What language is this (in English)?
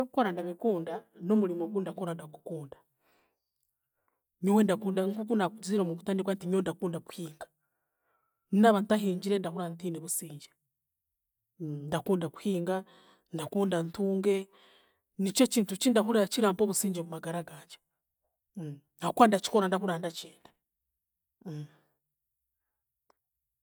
Chiga